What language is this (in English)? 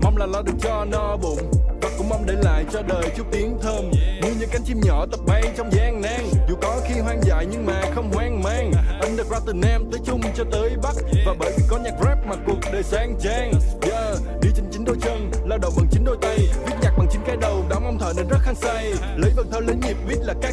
Vietnamese